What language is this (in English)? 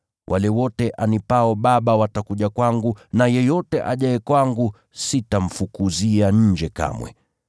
Swahili